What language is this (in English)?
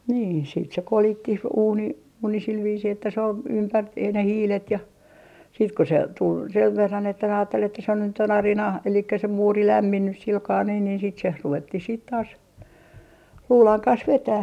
Finnish